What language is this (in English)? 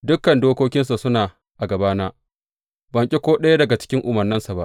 Hausa